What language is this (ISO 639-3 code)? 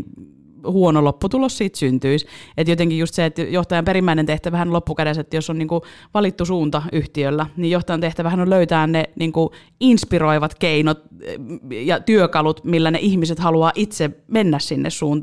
fin